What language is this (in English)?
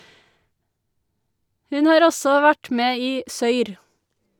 Norwegian